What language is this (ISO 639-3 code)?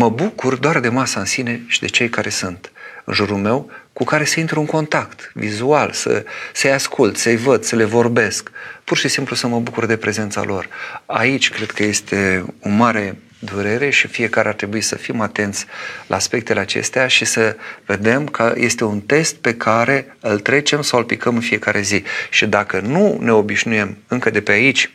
ron